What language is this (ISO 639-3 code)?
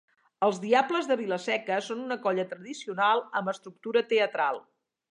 cat